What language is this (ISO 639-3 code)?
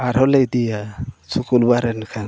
sat